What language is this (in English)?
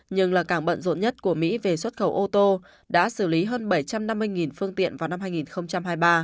Vietnamese